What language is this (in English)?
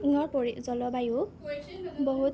Assamese